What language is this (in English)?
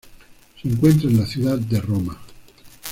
Spanish